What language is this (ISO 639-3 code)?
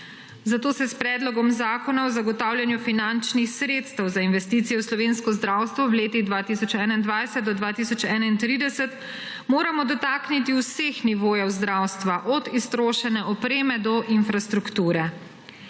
slv